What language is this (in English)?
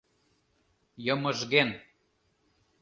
Mari